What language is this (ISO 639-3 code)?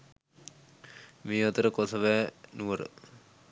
sin